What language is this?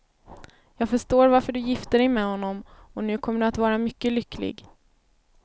Swedish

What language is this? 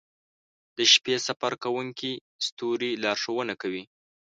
Pashto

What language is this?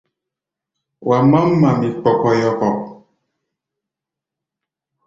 Gbaya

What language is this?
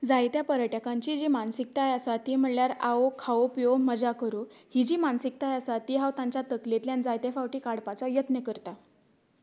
Konkani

